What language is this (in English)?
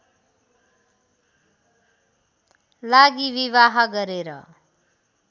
Nepali